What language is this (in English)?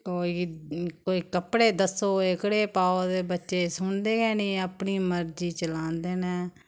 Dogri